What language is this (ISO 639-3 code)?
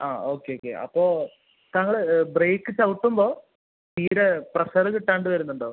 mal